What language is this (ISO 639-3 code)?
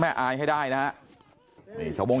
tha